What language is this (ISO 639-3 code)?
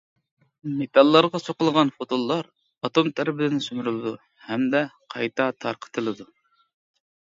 uig